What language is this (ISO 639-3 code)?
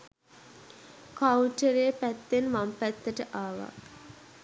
sin